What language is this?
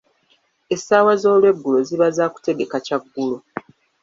Ganda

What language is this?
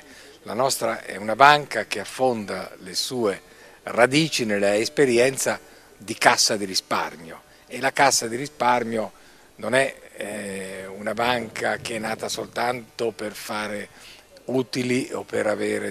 Italian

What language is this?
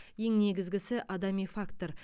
Kazakh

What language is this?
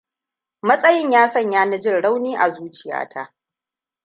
Hausa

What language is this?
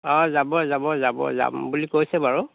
Assamese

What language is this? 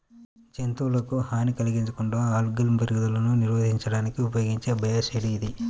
Telugu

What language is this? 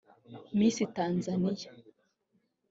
Kinyarwanda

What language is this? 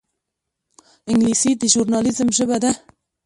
Pashto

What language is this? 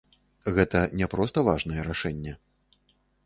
Belarusian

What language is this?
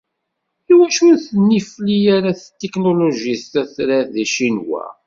Kabyle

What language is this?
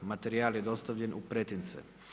Croatian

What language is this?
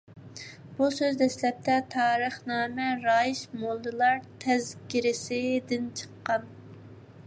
Uyghur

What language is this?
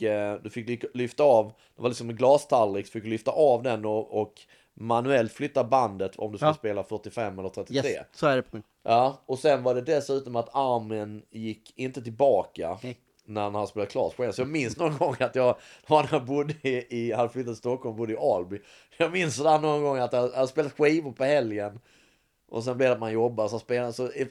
Swedish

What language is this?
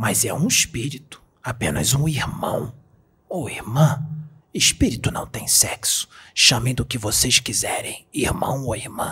Portuguese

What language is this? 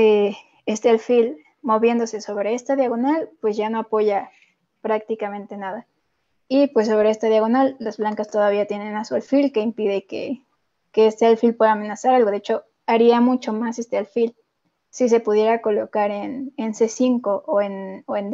Spanish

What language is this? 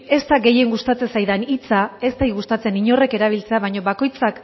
Basque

